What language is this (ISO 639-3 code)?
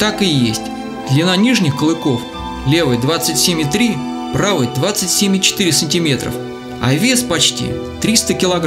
rus